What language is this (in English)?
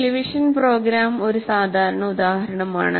Malayalam